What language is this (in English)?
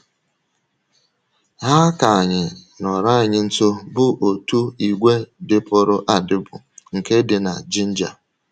Igbo